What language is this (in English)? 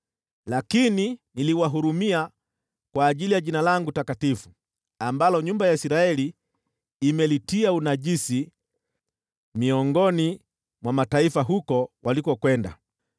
Swahili